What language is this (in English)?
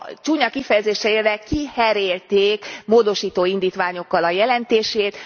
Hungarian